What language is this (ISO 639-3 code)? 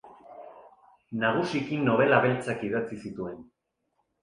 eus